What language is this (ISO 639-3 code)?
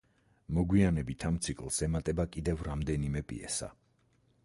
kat